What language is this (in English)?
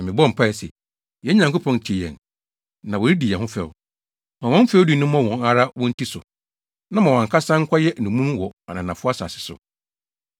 Akan